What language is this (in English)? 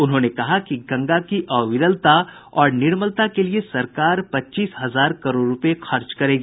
Hindi